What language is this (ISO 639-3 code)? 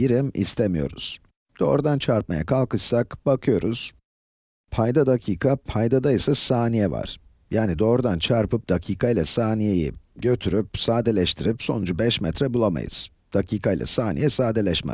tur